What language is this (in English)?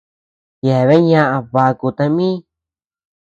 Tepeuxila Cuicatec